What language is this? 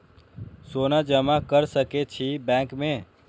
Maithili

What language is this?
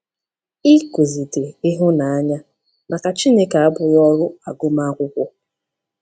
Igbo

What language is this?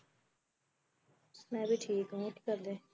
Punjabi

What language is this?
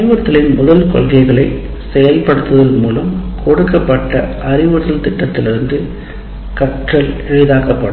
Tamil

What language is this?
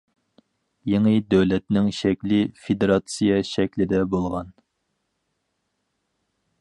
Uyghur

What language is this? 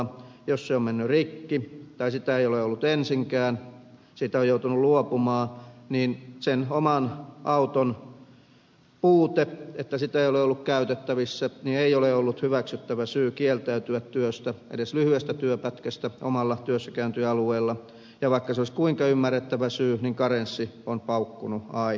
Finnish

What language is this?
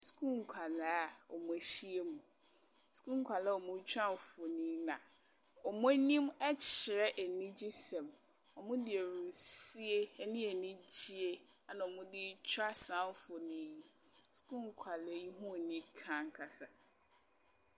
Akan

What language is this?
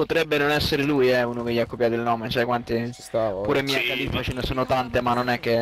Italian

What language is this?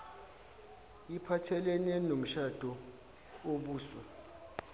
Zulu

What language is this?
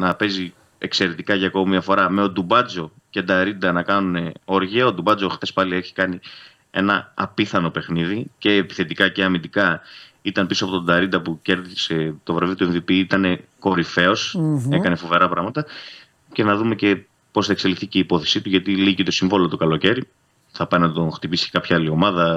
Greek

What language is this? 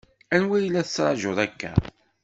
Kabyle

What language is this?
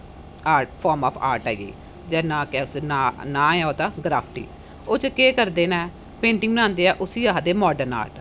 Dogri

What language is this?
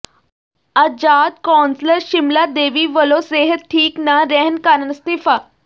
Punjabi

